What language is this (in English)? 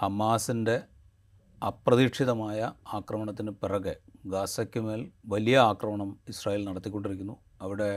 Malayalam